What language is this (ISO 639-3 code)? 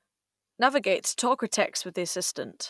eng